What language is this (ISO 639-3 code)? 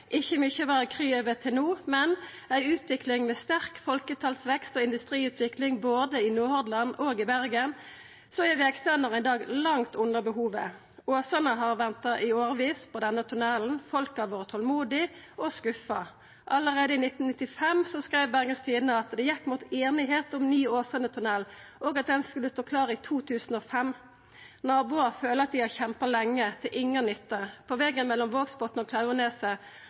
nno